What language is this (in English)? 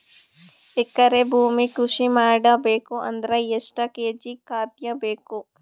Kannada